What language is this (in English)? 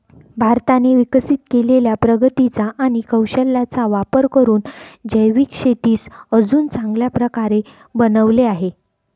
Marathi